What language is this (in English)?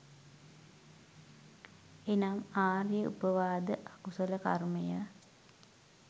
Sinhala